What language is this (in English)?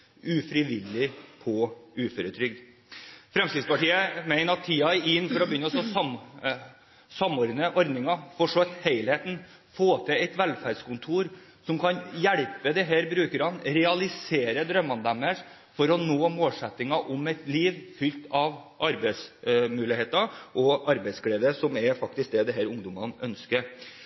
Norwegian Bokmål